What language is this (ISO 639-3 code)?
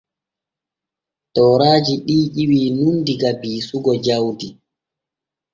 fue